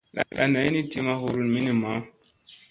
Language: Musey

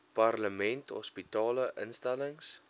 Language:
Afrikaans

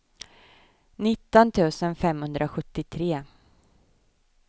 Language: Swedish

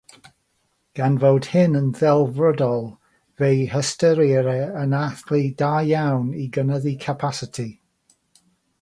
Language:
Welsh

